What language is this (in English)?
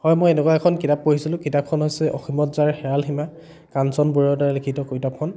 Assamese